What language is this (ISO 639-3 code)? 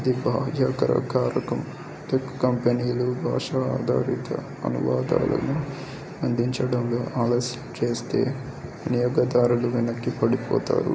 tel